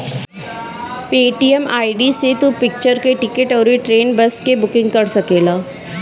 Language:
Bhojpuri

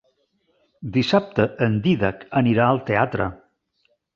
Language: Catalan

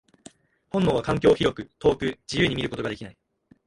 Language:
Japanese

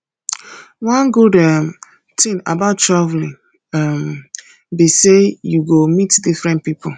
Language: Nigerian Pidgin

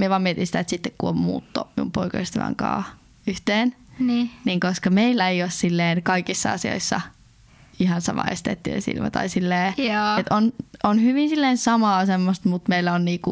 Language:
Finnish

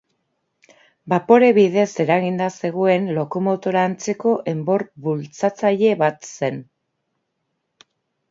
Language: Basque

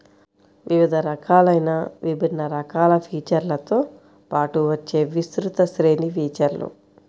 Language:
Telugu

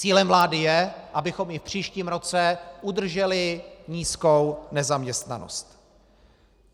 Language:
Czech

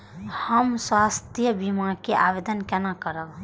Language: Maithili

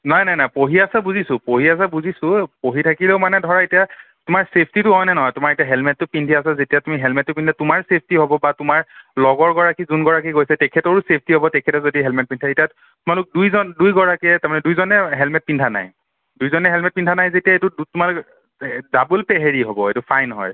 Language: Assamese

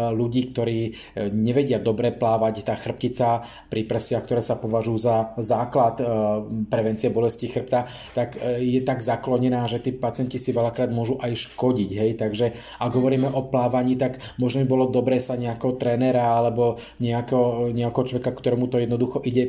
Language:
Slovak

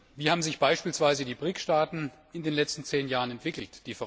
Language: German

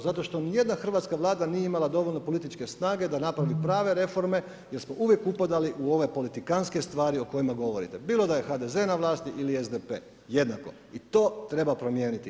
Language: Croatian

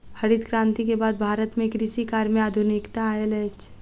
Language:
Maithili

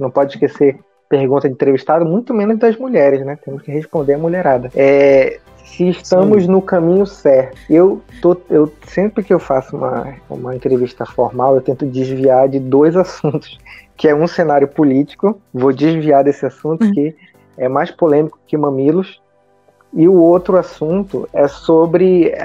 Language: Portuguese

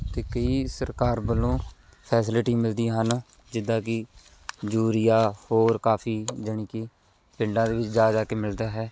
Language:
Punjabi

